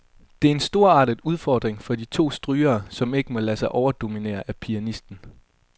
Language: Danish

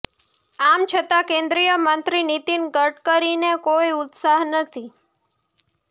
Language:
Gujarati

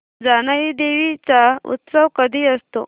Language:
Marathi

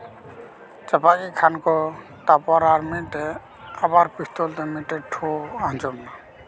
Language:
Santali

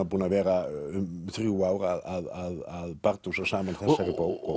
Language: Icelandic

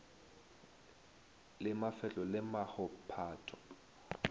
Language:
Northern Sotho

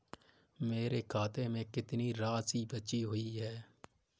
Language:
Hindi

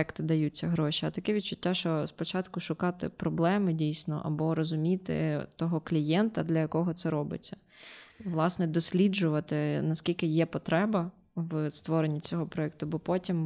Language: Ukrainian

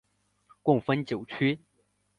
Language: Chinese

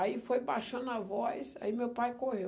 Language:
Portuguese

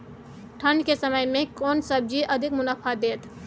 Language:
Maithili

